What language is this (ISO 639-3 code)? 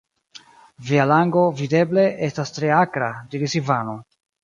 epo